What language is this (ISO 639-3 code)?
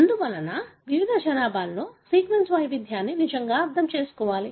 tel